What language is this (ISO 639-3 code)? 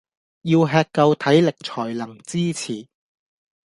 yue